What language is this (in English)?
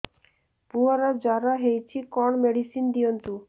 Odia